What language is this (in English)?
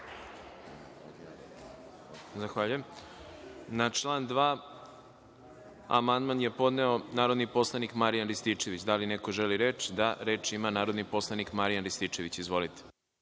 Serbian